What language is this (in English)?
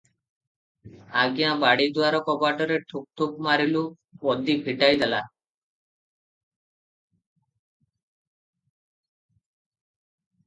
Odia